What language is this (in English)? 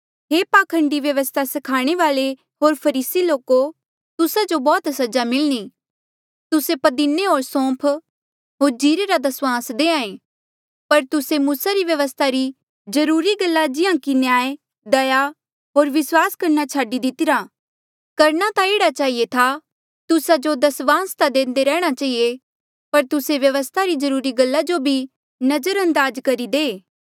Mandeali